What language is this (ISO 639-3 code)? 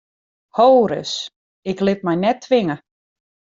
fry